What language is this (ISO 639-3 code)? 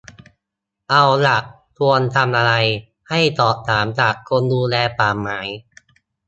tha